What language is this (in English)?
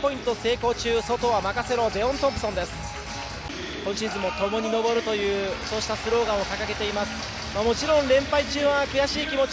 Japanese